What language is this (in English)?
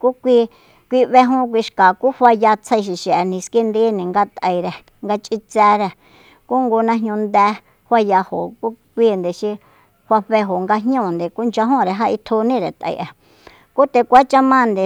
Soyaltepec Mazatec